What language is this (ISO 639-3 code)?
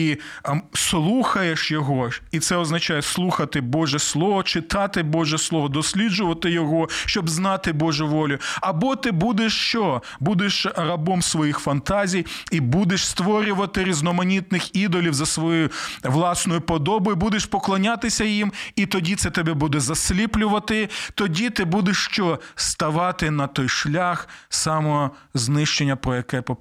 ukr